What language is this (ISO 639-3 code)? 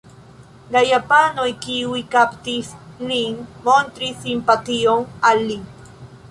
epo